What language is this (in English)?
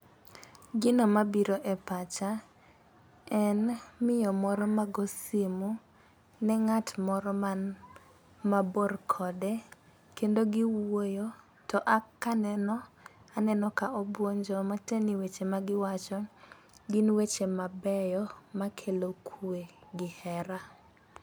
Luo (Kenya and Tanzania)